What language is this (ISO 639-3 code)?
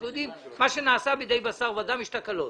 heb